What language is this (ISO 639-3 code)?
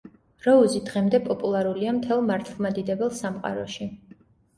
kat